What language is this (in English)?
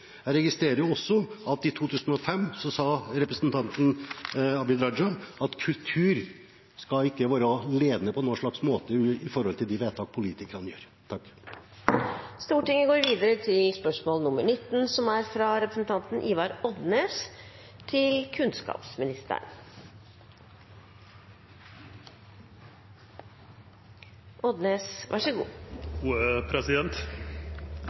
Norwegian